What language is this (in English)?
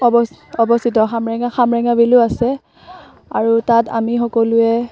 Assamese